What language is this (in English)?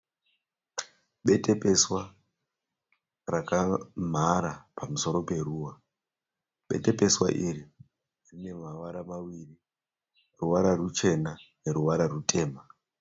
Shona